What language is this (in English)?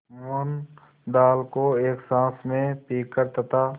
Hindi